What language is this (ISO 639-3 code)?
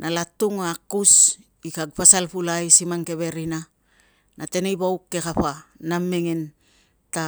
lcm